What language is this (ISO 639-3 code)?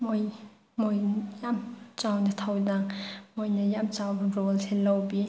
mni